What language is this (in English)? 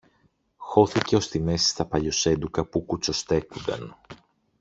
Greek